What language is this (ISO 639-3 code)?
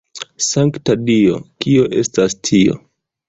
epo